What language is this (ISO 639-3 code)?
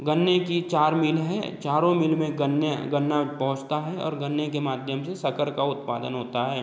hin